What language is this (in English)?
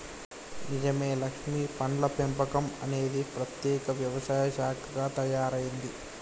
Telugu